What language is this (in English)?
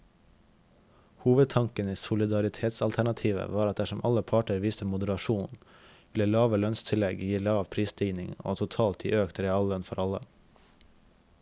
Norwegian